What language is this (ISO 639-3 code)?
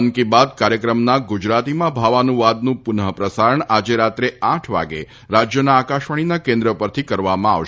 guj